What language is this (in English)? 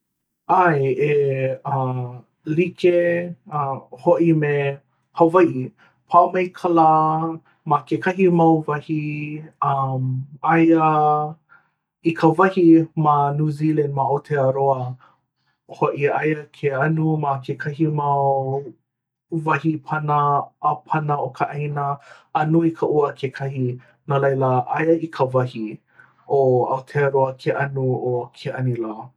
Hawaiian